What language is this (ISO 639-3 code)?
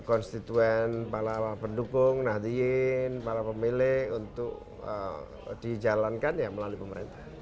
ind